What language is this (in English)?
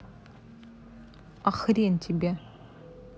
Russian